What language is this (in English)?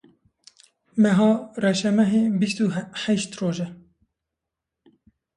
Kurdish